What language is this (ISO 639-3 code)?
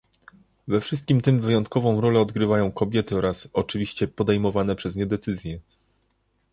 pol